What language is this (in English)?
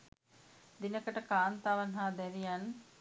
Sinhala